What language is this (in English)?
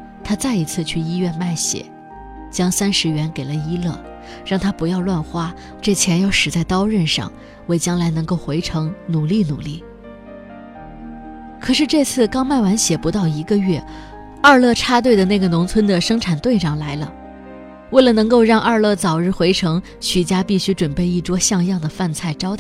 Chinese